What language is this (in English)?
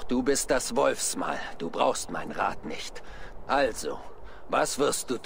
German